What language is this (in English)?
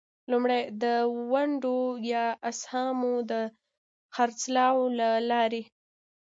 Pashto